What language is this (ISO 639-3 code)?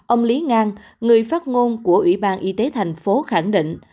vie